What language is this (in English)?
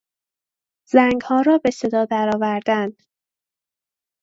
Persian